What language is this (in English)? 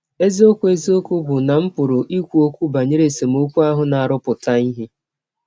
Igbo